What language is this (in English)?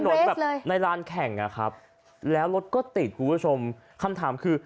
Thai